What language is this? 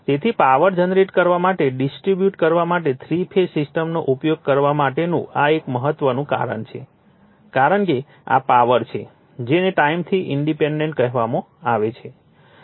Gujarati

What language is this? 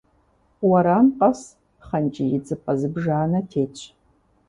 Kabardian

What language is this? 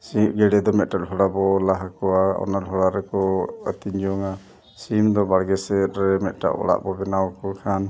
Santali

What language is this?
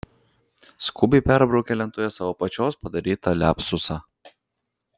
Lithuanian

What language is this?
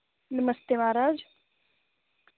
Dogri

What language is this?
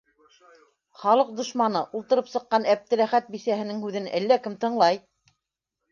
Bashkir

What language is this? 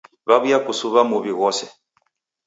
Taita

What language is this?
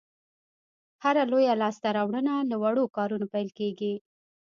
Pashto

